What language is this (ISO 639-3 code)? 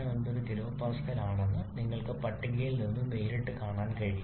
mal